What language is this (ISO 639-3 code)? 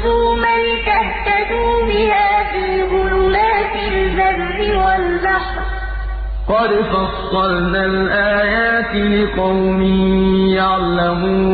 ara